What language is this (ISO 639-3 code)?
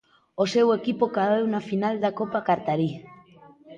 glg